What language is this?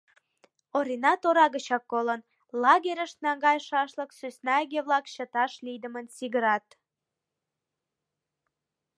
Mari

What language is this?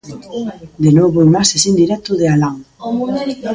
Galician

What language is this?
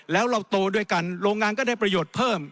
Thai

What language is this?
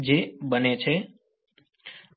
Gujarati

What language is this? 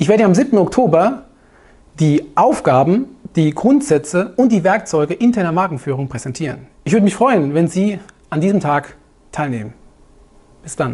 German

